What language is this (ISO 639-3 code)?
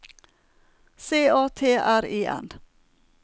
nor